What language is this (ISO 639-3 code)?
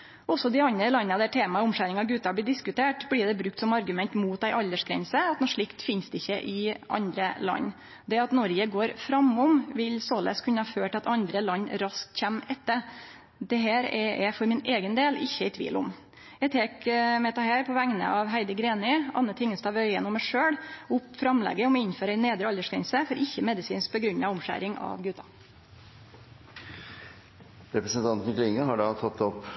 nor